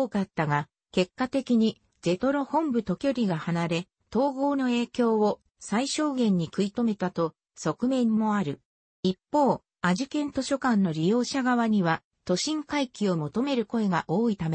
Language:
Japanese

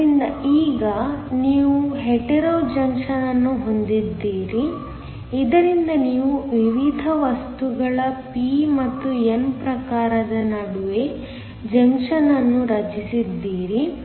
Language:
Kannada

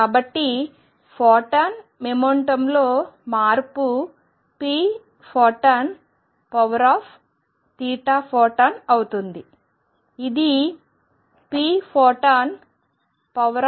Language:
Telugu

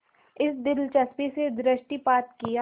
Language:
Hindi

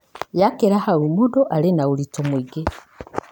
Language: Kikuyu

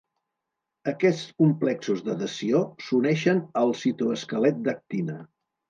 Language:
Catalan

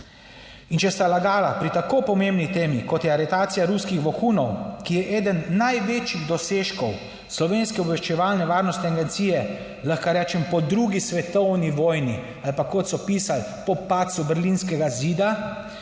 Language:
Slovenian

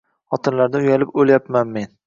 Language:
Uzbek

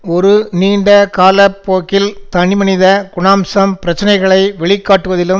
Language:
Tamil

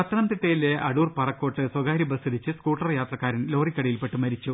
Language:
Malayalam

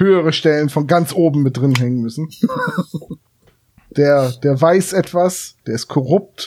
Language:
German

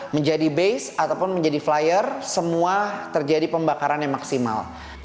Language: Indonesian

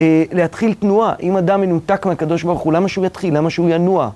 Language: Hebrew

